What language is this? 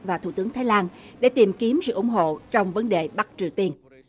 Vietnamese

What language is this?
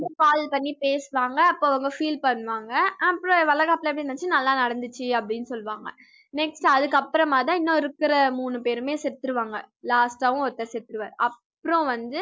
Tamil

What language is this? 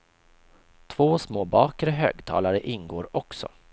Swedish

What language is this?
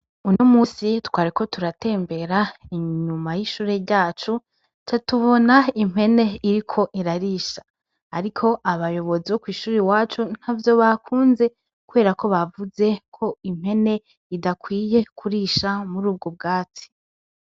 Rundi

